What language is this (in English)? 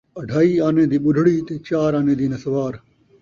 Saraiki